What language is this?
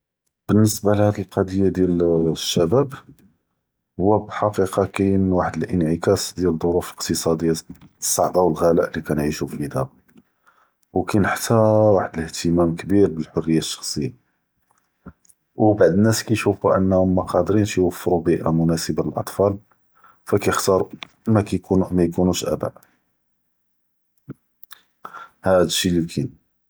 Judeo-Arabic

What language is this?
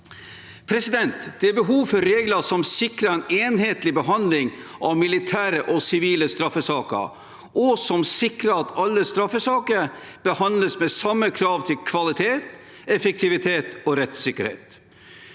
Norwegian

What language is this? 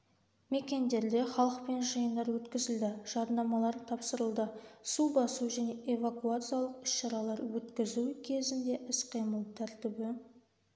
Kazakh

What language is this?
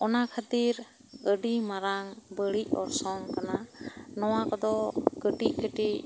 Santali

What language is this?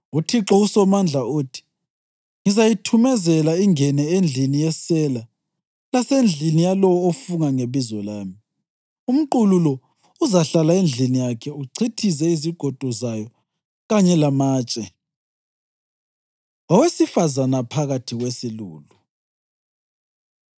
North Ndebele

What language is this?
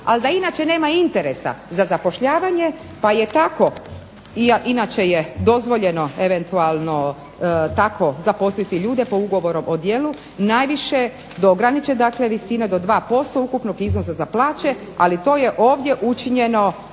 Croatian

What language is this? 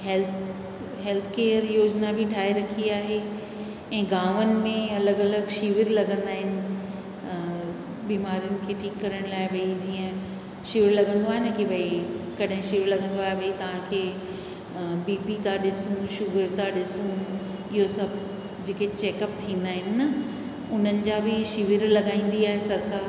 Sindhi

